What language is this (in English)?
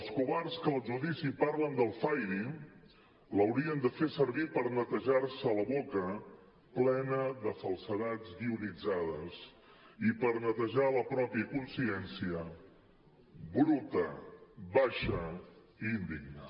Catalan